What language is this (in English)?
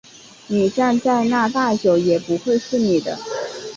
Chinese